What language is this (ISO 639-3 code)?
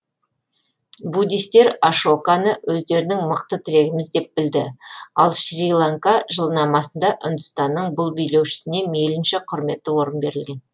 kaz